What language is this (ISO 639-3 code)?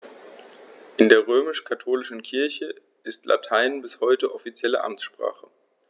deu